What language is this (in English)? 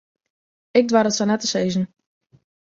Western Frisian